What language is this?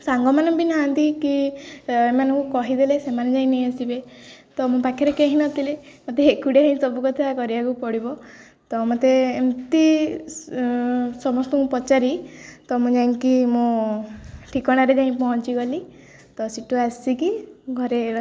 Odia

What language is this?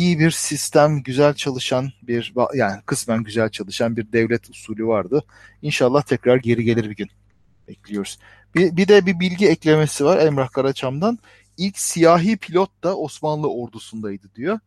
Turkish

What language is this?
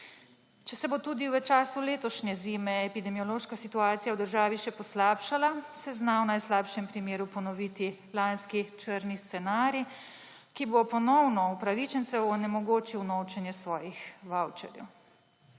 Slovenian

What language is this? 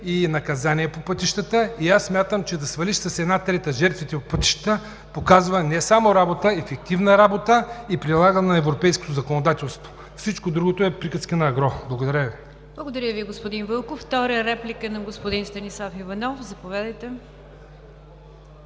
Bulgarian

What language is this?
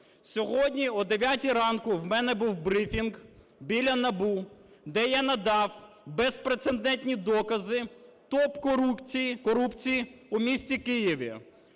Ukrainian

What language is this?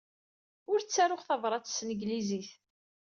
Kabyle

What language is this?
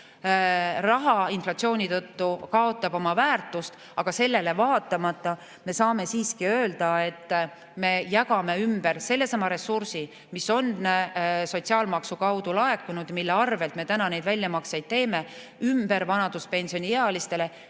Estonian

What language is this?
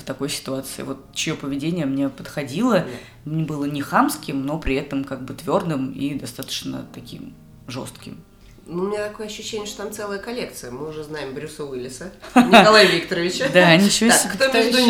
Russian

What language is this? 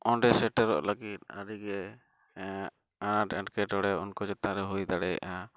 Santali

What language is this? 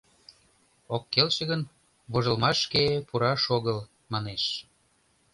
Mari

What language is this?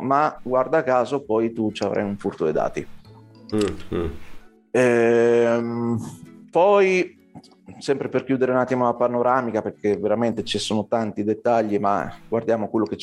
Italian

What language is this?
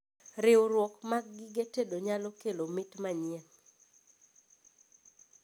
Luo (Kenya and Tanzania)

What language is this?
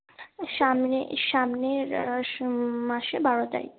Bangla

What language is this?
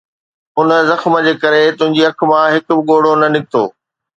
Sindhi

